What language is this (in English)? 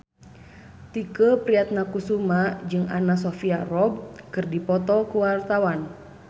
Sundanese